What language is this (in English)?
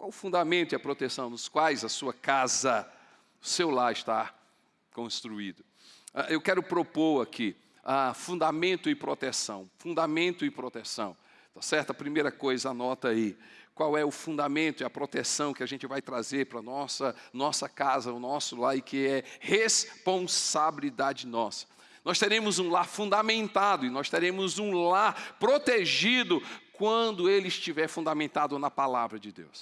Portuguese